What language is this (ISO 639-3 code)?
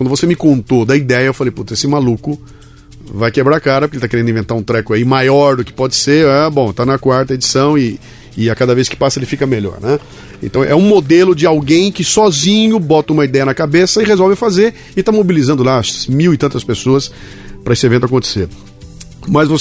por